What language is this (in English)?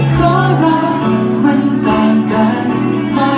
Thai